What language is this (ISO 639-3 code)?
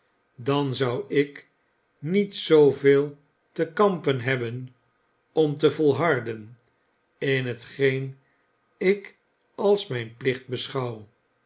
nld